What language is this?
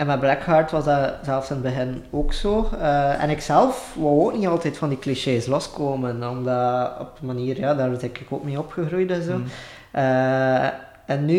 Dutch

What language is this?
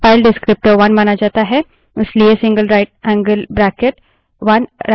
Hindi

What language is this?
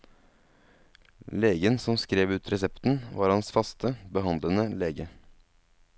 Norwegian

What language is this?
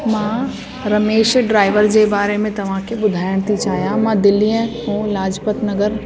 Sindhi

